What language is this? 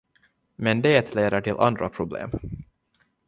Swedish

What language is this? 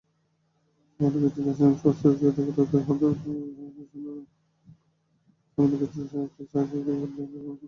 Bangla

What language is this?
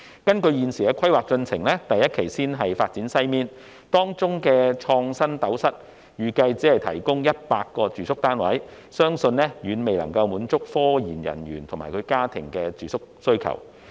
Cantonese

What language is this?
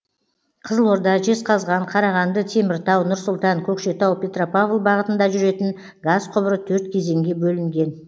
Kazakh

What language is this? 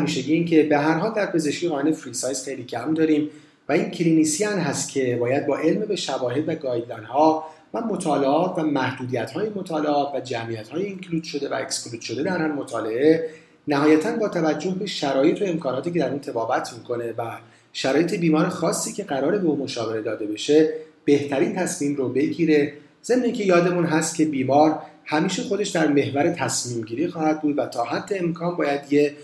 Persian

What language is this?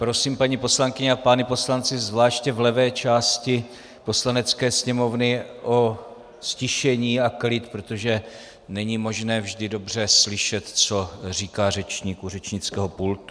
Czech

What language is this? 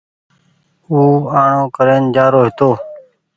Goaria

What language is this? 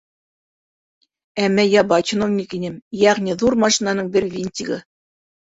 Bashkir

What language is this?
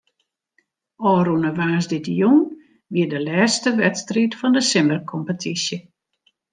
Western Frisian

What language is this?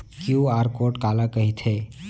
Chhattisgarhi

